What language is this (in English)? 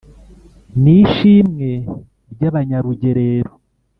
Kinyarwanda